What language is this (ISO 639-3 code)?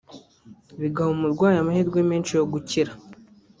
kin